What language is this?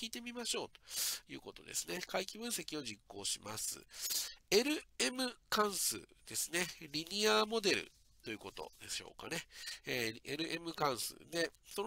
Japanese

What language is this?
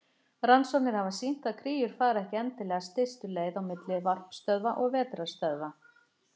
Icelandic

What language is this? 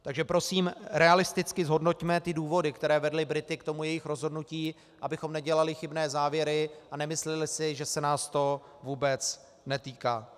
Czech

